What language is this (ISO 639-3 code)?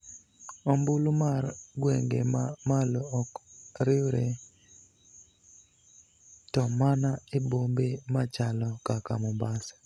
luo